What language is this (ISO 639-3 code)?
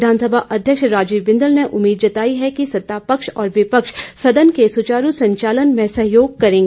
hin